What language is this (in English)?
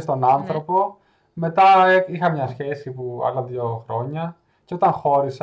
Greek